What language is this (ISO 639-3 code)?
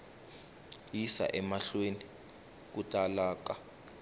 tso